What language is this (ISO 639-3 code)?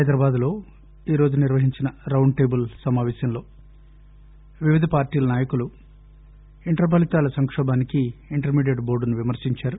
tel